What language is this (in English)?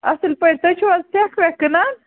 Kashmiri